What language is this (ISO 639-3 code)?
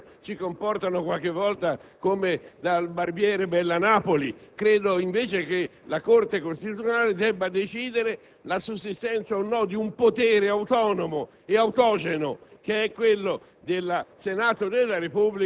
ita